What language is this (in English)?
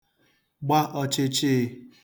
Igbo